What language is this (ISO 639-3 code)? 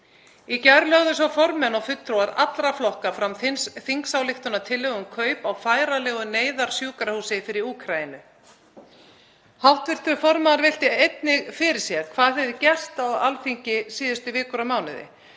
isl